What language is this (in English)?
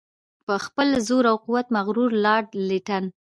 Pashto